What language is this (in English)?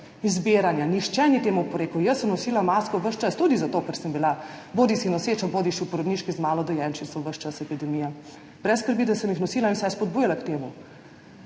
Slovenian